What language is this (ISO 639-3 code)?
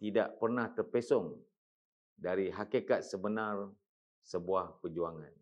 msa